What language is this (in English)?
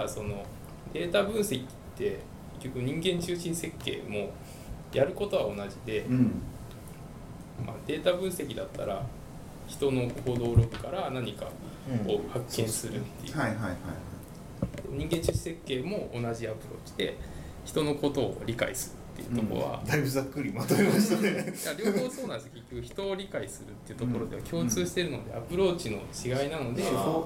Japanese